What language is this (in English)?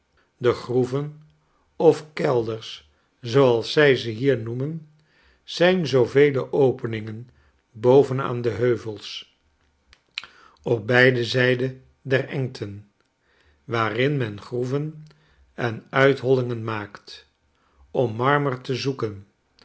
Dutch